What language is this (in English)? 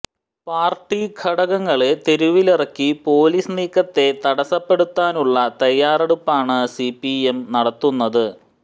Malayalam